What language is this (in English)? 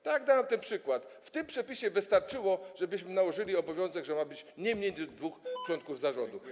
Polish